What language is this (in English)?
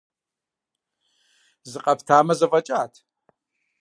Kabardian